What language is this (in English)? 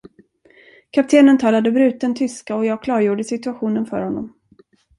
Swedish